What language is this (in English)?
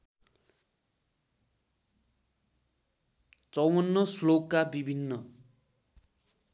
Nepali